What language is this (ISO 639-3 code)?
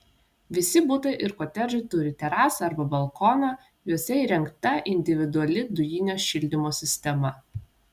lit